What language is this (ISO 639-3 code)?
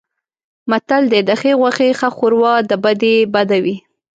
pus